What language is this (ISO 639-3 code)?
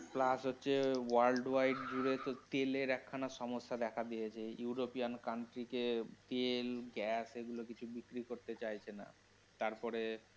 ben